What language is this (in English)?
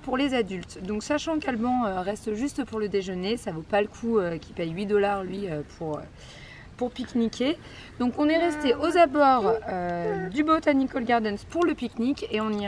French